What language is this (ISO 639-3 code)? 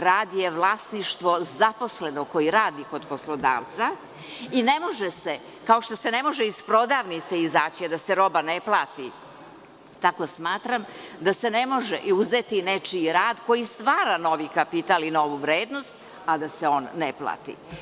srp